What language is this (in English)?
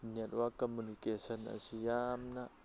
Manipuri